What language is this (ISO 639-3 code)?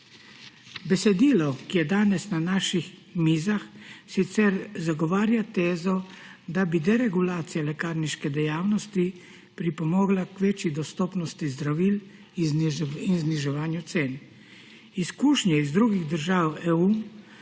slv